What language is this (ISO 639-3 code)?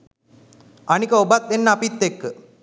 sin